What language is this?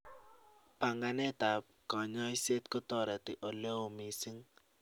Kalenjin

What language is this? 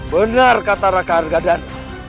Indonesian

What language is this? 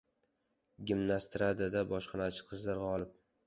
Uzbek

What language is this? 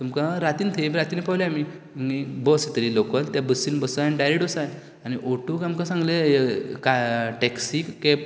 Konkani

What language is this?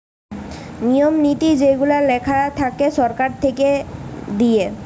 Bangla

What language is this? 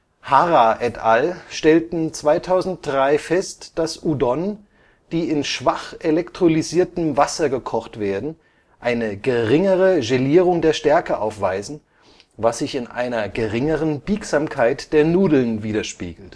German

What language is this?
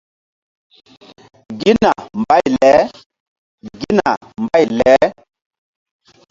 Mbum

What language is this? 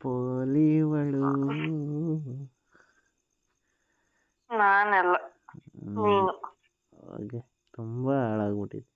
Kannada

